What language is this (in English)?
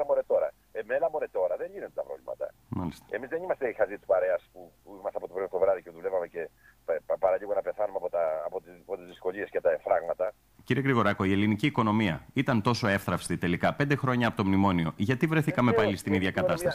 Greek